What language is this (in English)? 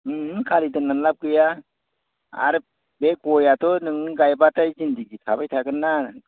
Bodo